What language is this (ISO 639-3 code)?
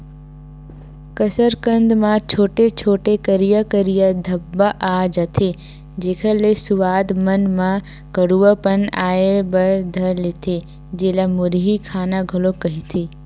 hne